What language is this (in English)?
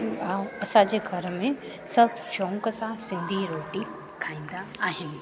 Sindhi